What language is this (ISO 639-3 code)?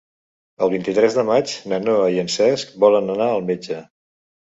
cat